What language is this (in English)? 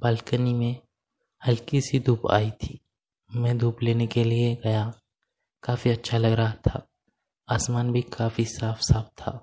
Hindi